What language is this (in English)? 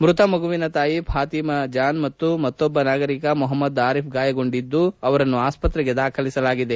Kannada